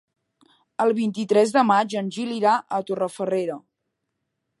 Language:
Catalan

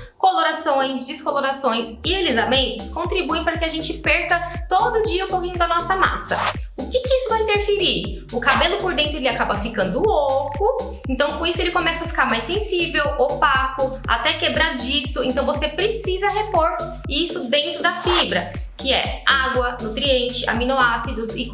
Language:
Portuguese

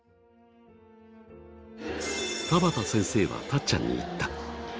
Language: Japanese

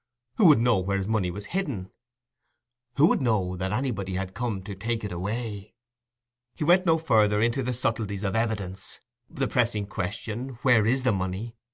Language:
English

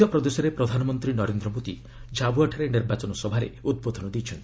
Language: Odia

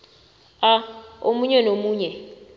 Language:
South Ndebele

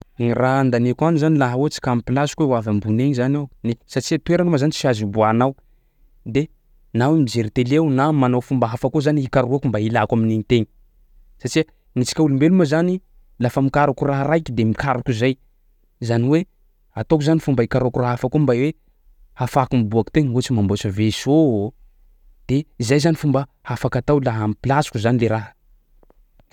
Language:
Sakalava Malagasy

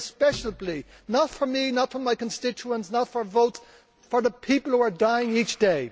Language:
English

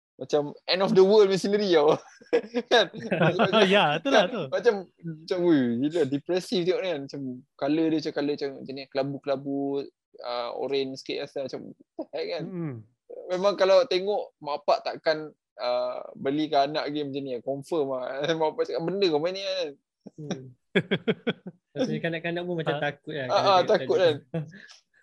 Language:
Malay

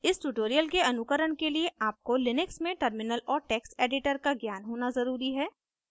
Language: Hindi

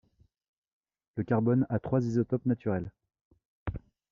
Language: French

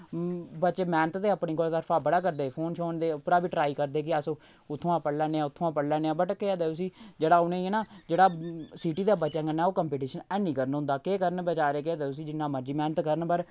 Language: Dogri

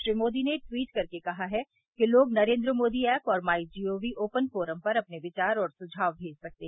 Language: Hindi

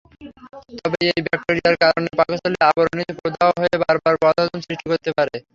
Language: Bangla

